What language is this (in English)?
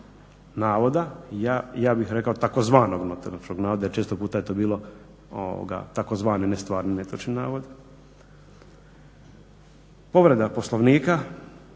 Croatian